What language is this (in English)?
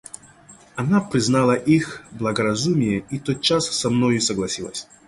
Russian